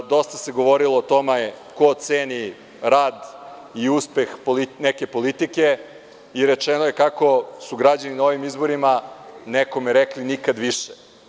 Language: Serbian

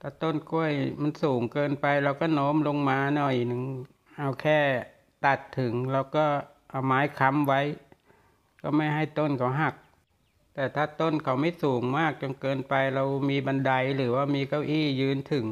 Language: Thai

